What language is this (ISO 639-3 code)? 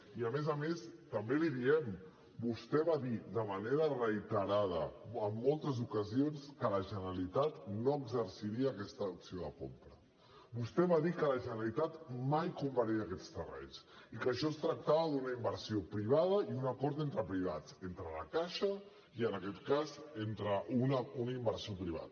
cat